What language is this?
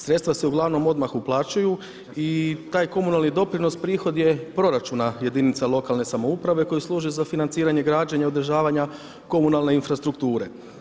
Croatian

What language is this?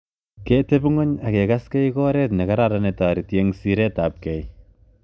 Kalenjin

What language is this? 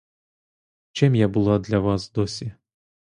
Ukrainian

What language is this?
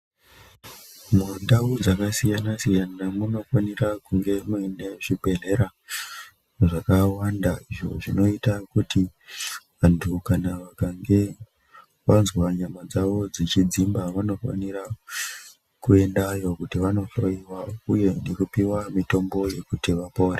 Ndau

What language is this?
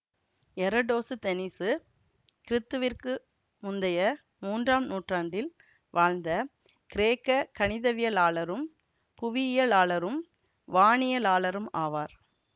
Tamil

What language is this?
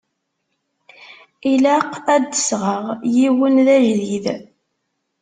Kabyle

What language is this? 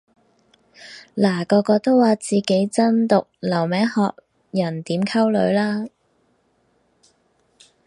Cantonese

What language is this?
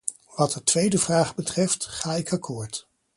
Dutch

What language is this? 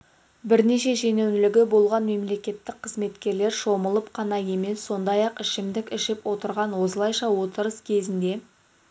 Kazakh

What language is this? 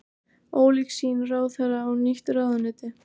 Icelandic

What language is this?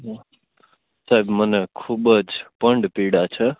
Gujarati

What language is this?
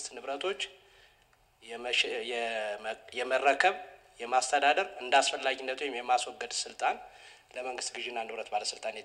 Arabic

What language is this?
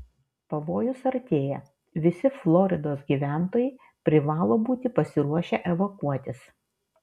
Lithuanian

